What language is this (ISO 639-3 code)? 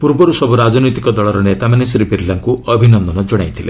ori